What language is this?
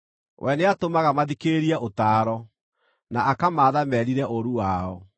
Kikuyu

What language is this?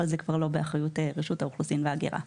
Hebrew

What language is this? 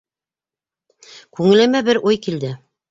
Bashkir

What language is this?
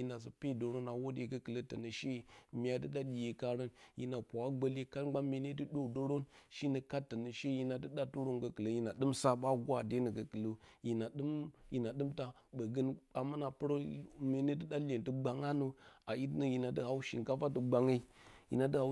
Bacama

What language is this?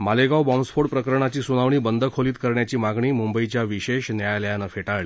Marathi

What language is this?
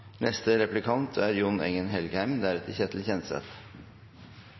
Norwegian Nynorsk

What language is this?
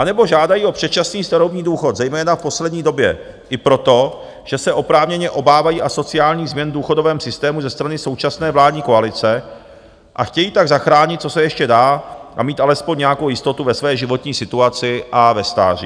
Czech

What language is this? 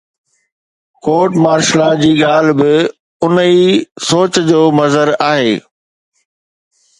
Sindhi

